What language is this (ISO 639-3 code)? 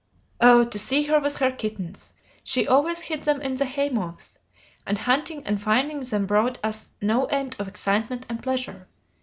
eng